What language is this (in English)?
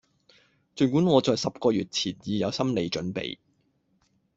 Cantonese